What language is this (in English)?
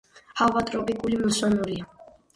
Georgian